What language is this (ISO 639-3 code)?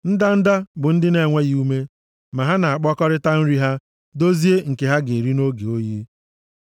ibo